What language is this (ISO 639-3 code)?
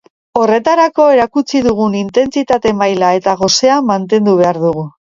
eus